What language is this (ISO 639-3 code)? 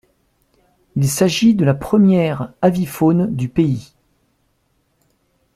fra